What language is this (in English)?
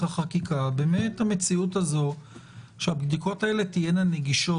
Hebrew